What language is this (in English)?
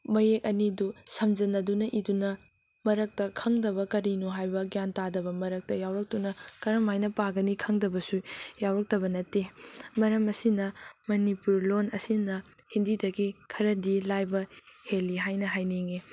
Manipuri